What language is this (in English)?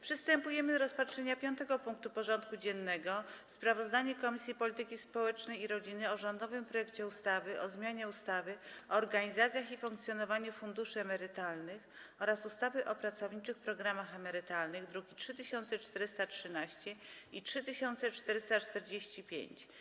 Polish